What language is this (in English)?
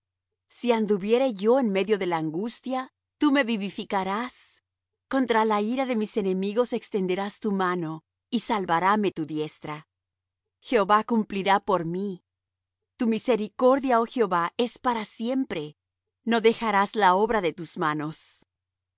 Spanish